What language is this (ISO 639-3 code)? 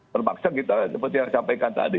ind